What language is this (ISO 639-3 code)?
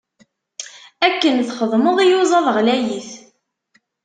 kab